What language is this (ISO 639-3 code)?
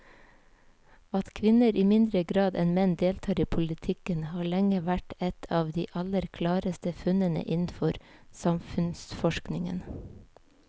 nor